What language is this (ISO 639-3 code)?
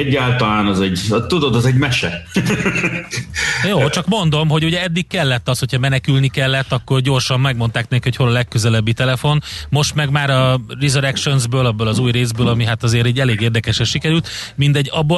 hun